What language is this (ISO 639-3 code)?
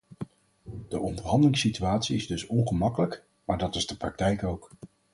nld